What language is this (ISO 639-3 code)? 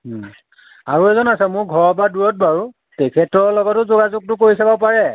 asm